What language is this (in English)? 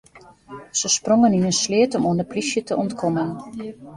Western Frisian